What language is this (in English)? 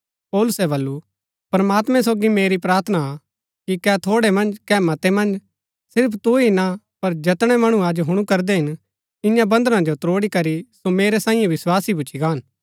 Gaddi